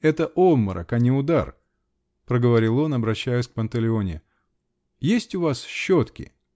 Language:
Russian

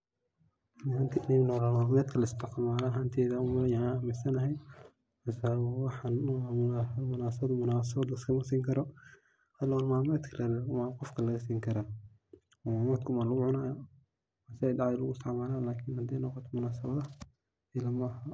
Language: Somali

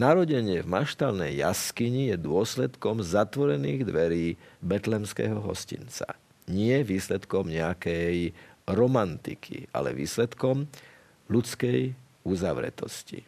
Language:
Slovak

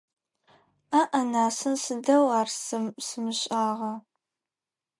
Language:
Adyghe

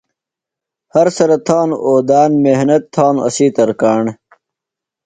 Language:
Phalura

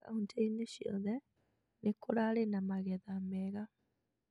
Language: Kikuyu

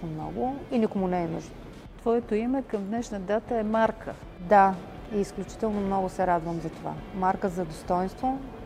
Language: Bulgarian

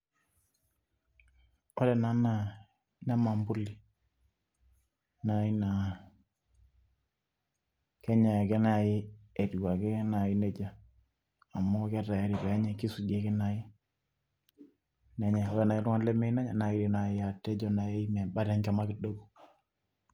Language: Masai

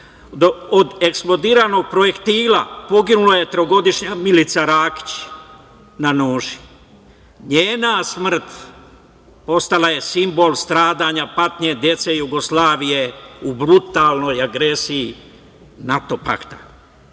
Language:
Serbian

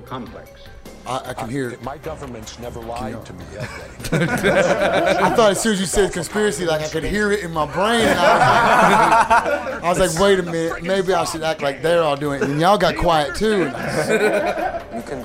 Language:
English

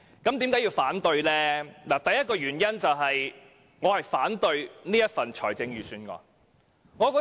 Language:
Cantonese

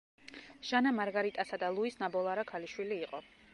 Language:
Georgian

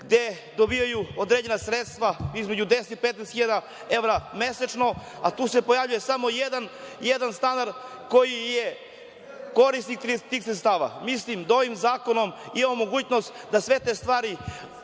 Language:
Serbian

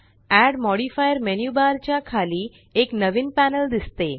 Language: Marathi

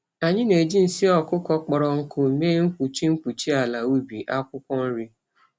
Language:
Igbo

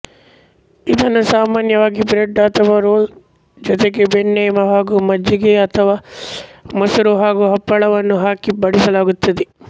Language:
Kannada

